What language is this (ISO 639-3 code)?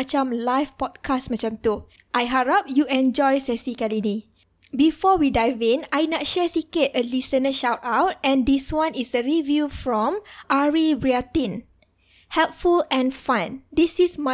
msa